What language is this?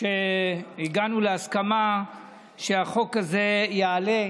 Hebrew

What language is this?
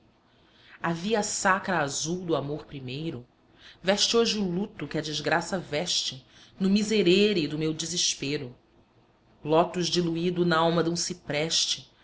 Portuguese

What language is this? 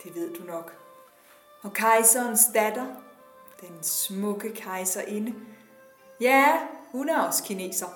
Danish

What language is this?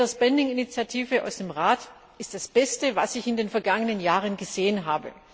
German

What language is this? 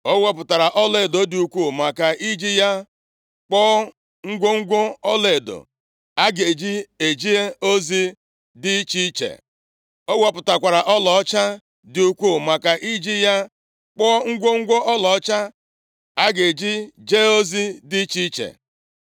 Igbo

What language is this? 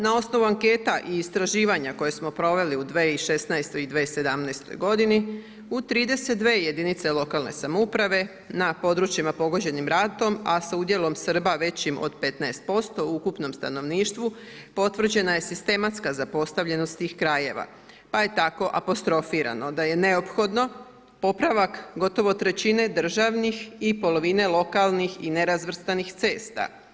Croatian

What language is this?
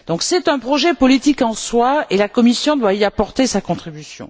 French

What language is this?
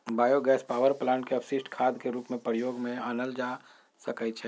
Magahi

